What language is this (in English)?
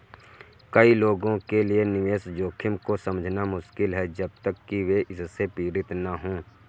Hindi